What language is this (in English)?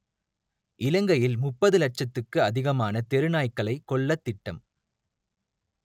Tamil